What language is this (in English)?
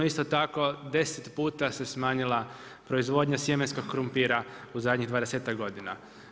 Croatian